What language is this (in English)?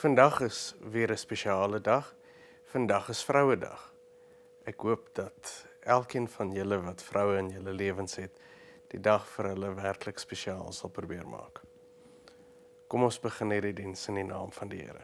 Dutch